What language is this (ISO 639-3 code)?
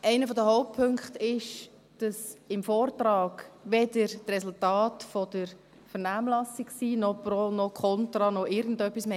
gsw